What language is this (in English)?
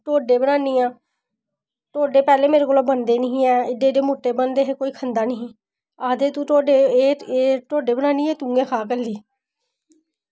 Dogri